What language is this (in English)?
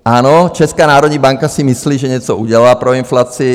Czech